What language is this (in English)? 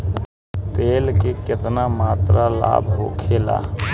Bhojpuri